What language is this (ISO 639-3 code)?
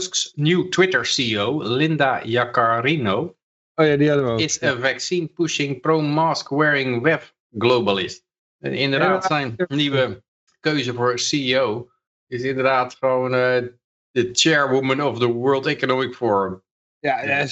nld